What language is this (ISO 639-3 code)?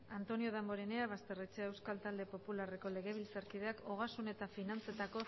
eus